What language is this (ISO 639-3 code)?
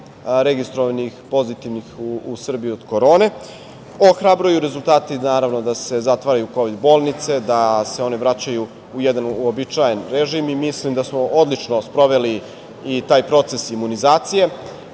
srp